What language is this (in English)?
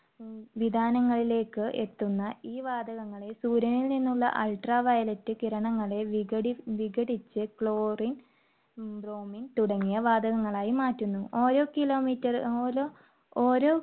Malayalam